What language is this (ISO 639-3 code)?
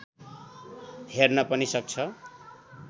nep